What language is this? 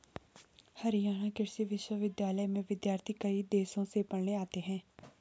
Hindi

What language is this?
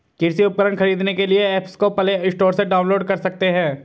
Hindi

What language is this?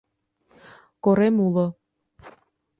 Mari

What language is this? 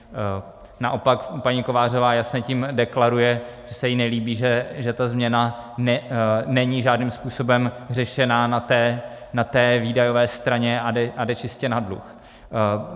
Czech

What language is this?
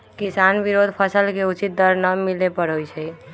Magahi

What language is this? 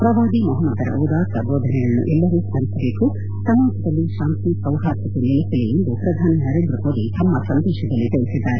Kannada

